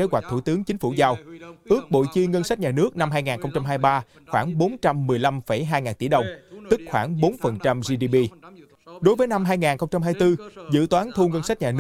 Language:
Vietnamese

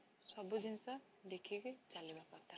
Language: Odia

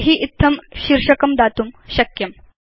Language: Sanskrit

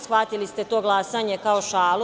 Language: Serbian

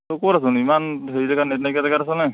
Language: Assamese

